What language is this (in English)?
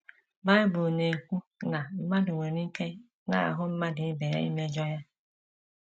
Igbo